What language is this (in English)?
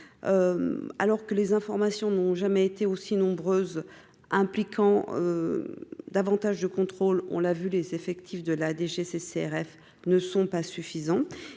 French